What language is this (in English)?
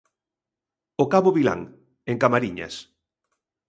Galician